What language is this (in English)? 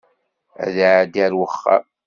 Kabyle